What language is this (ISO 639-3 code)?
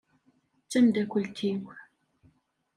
kab